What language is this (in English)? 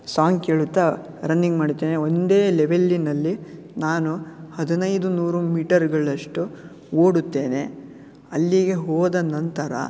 Kannada